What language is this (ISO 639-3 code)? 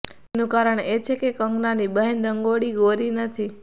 guj